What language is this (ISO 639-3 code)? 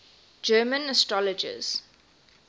eng